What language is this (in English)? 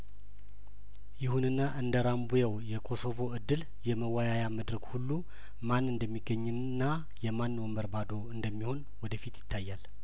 Amharic